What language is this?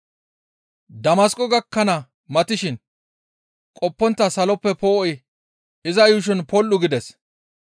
Gamo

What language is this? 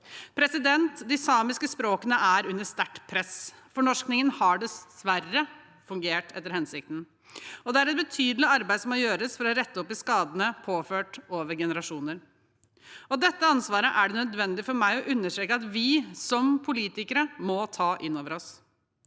Norwegian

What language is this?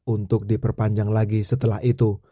Indonesian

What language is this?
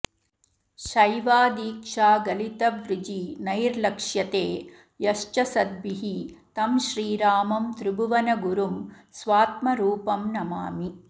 Sanskrit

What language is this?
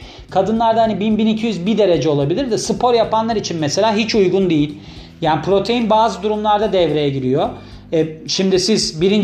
Turkish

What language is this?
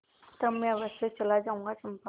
Hindi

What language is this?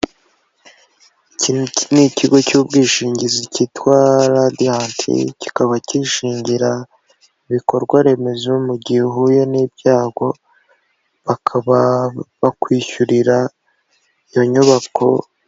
Kinyarwanda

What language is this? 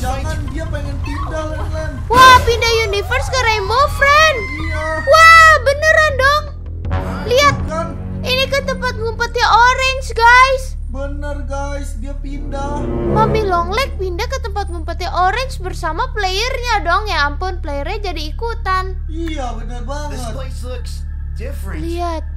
Indonesian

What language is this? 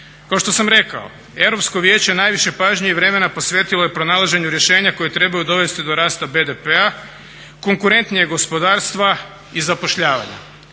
Croatian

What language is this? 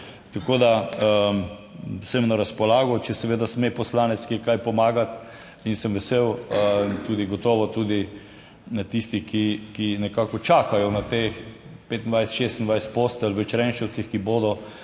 Slovenian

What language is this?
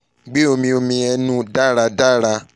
Yoruba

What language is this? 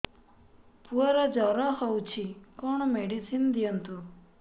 Odia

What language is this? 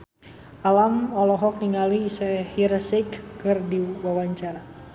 Sundanese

